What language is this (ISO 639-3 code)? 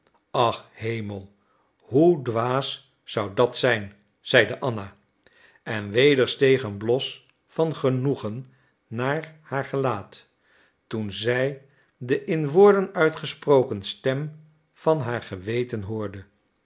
nld